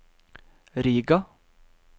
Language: Norwegian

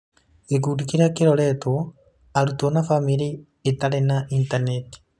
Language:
Kikuyu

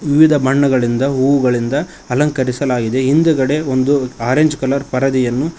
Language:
Kannada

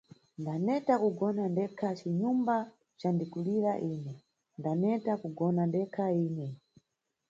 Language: Nyungwe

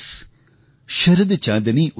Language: Gujarati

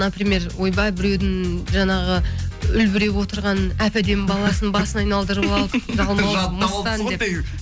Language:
Kazakh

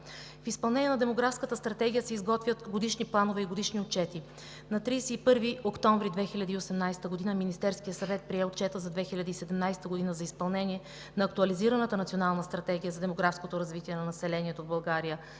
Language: Bulgarian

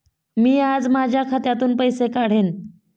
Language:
Marathi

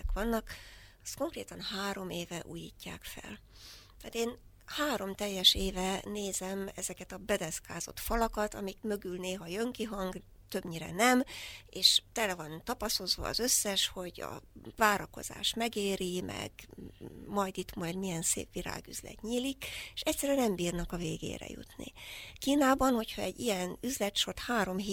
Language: Hungarian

